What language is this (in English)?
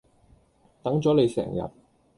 Cantonese